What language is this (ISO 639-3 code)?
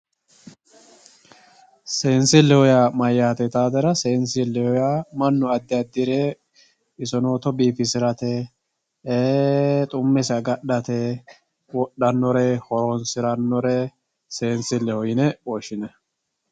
sid